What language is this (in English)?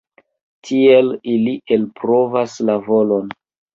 Esperanto